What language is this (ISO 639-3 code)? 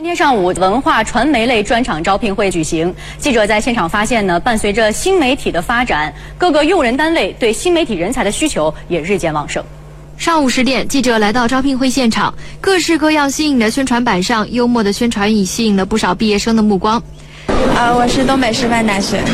zho